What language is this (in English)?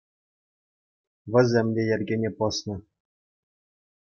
Chuvash